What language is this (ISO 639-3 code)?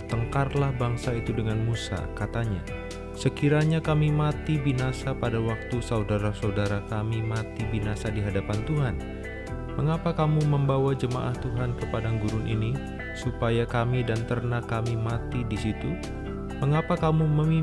ind